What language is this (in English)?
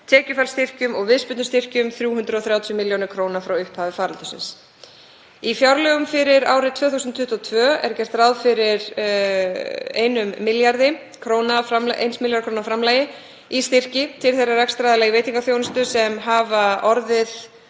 Icelandic